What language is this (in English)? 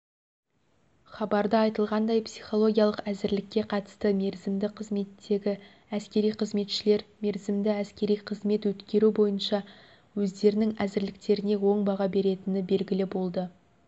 Kazakh